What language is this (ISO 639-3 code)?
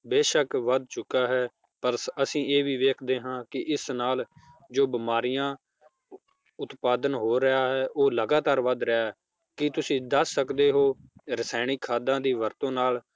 pan